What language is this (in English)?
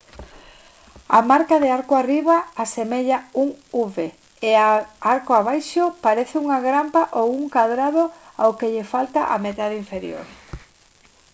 Galician